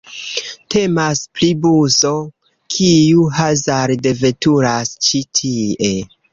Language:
Esperanto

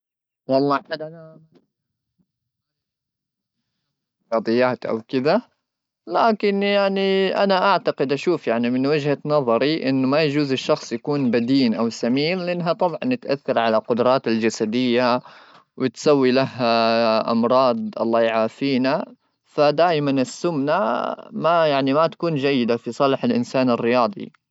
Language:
Gulf Arabic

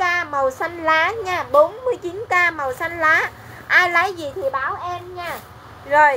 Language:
Vietnamese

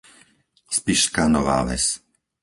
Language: Slovak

